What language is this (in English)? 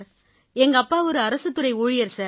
Tamil